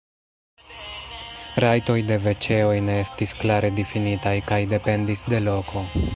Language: Esperanto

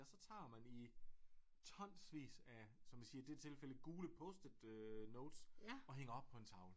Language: Danish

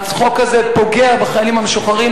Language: Hebrew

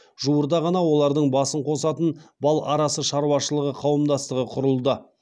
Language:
Kazakh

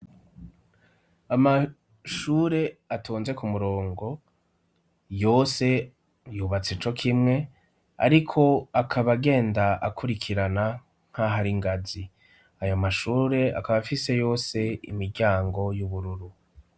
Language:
Rundi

